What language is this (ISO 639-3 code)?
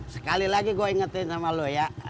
ind